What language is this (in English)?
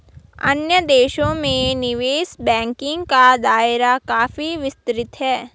Hindi